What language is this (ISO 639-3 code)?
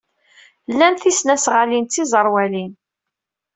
kab